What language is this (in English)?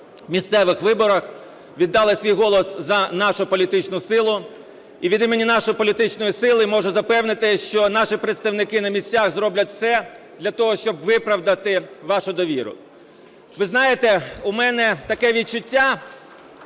Ukrainian